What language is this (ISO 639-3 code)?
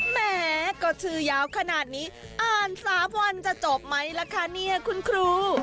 tha